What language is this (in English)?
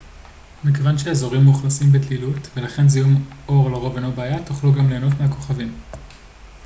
Hebrew